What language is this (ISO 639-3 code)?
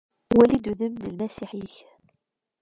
kab